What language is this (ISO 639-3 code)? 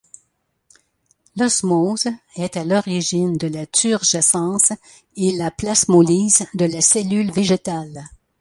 fra